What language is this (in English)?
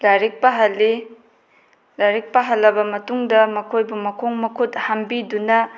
Manipuri